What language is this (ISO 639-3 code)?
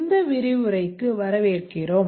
tam